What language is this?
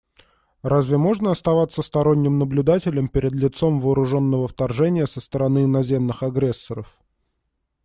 Russian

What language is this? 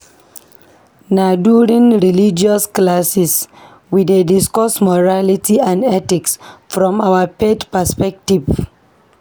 Nigerian Pidgin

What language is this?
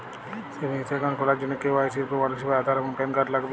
Bangla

